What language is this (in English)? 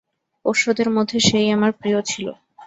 Bangla